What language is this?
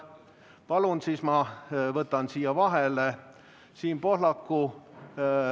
Estonian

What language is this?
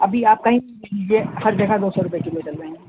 Urdu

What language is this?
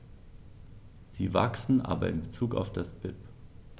German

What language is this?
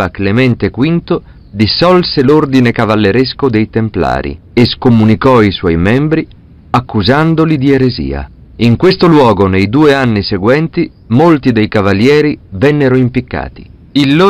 Italian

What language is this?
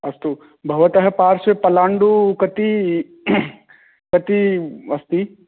Sanskrit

